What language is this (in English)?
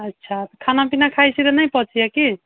Maithili